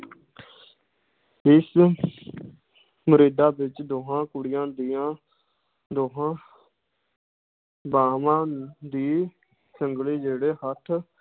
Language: Punjabi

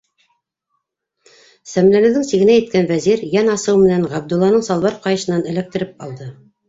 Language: Bashkir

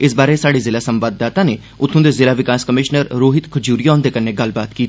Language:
Dogri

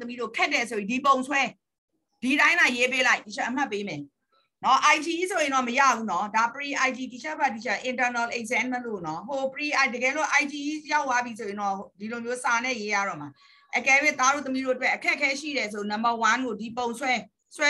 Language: Thai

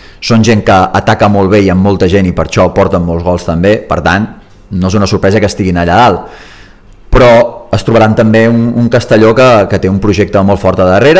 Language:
Spanish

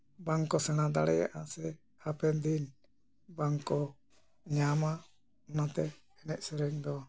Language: Santali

